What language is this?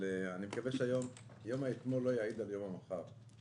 Hebrew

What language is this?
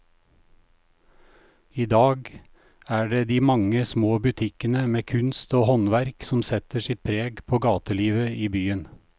Norwegian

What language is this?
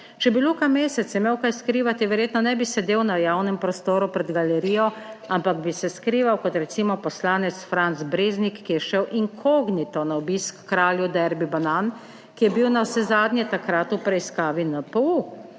Slovenian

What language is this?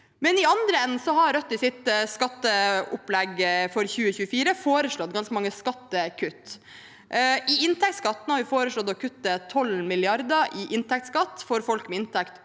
Norwegian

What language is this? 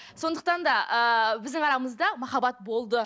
Kazakh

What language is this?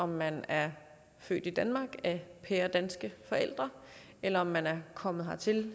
Danish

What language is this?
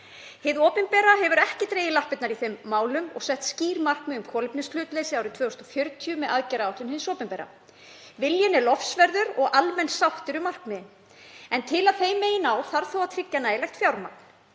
Icelandic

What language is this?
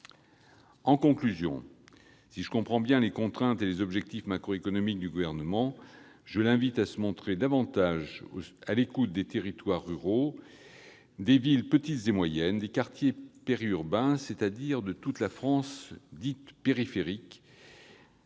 French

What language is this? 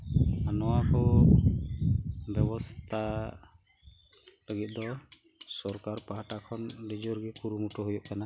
Santali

